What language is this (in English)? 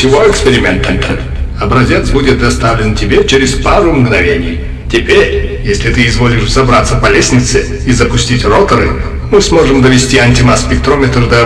Russian